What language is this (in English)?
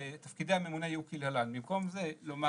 Hebrew